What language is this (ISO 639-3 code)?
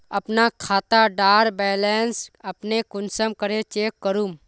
mag